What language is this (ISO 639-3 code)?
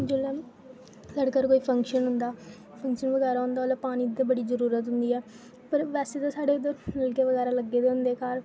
doi